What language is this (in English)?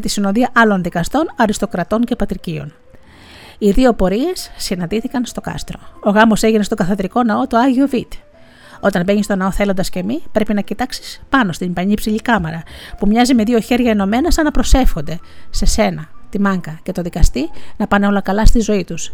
Greek